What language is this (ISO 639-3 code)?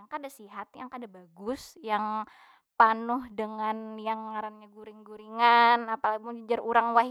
bjn